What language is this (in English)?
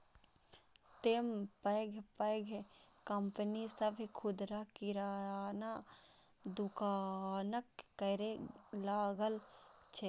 Maithili